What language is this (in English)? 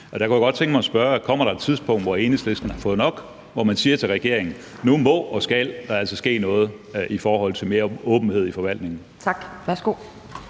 Danish